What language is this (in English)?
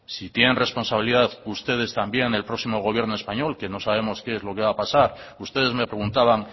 Spanish